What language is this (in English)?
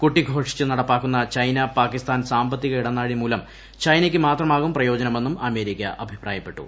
Malayalam